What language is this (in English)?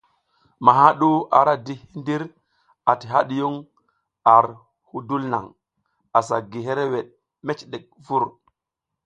South Giziga